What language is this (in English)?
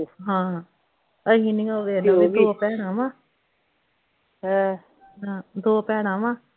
Punjabi